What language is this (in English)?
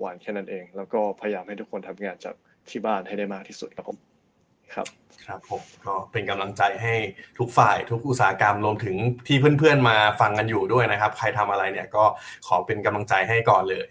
Thai